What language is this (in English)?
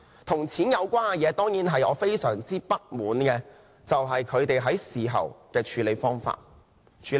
Cantonese